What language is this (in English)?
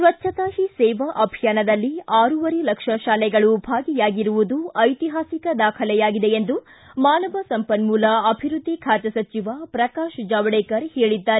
Kannada